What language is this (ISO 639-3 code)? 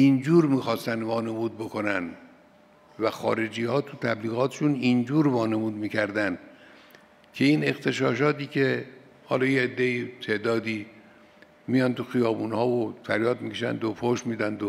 fas